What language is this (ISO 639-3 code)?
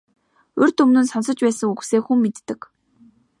mon